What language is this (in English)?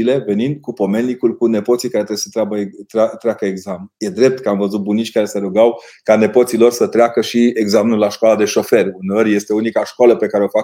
Romanian